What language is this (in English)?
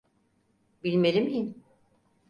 Turkish